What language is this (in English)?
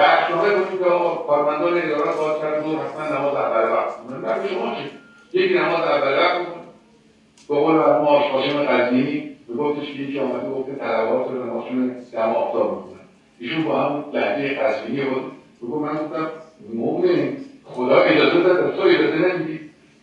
Persian